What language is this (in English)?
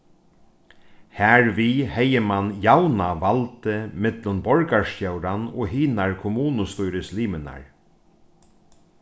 Faroese